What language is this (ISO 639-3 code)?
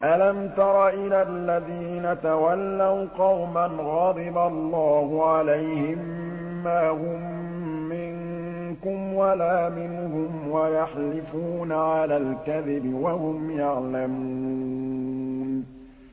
ara